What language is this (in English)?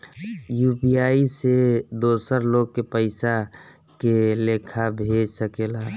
Bhojpuri